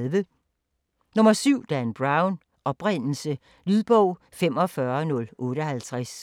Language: Danish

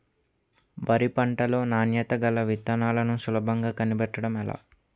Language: Telugu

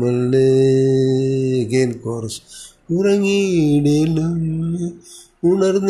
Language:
Malayalam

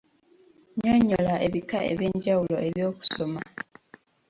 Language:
Ganda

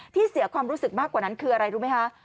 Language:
Thai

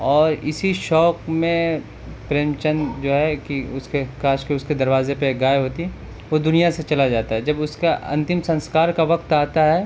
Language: Urdu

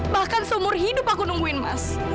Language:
Indonesian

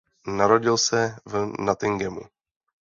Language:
Czech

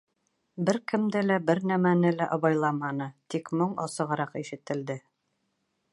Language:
Bashkir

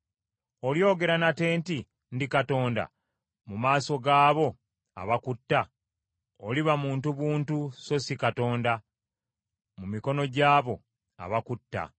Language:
Ganda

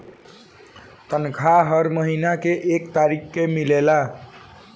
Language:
Bhojpuri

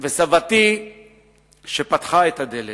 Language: Hebrew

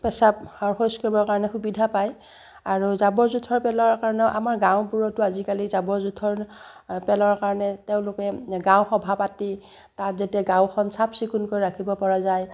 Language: Assamese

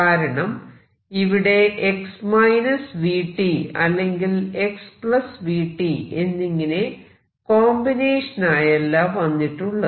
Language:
Malayalam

